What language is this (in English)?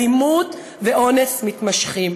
Hebrew